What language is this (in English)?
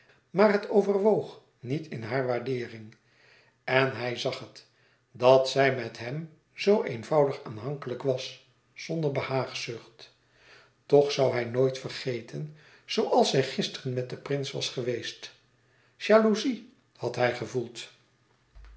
Dutch